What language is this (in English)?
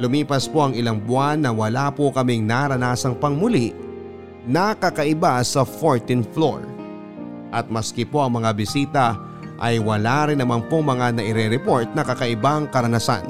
Filipino